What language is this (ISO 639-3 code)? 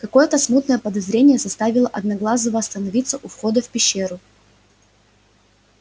rus